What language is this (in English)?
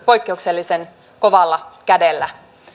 Finnish